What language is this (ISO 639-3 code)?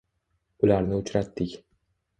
uzb